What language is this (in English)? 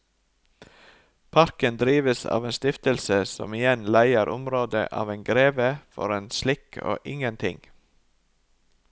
Norwegian